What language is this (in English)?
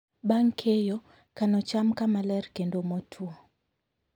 Luo (Kenya and Tanzania)